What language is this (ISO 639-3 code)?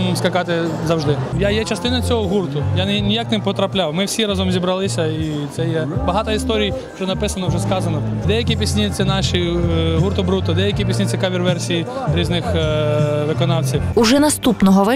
ukr